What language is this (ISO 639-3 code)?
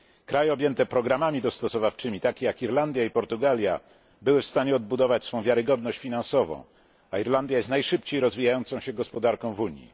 pol